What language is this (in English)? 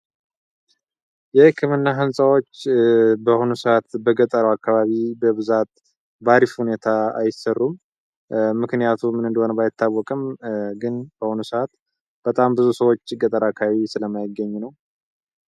Amharic